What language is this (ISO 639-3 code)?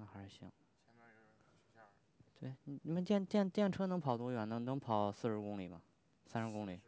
zho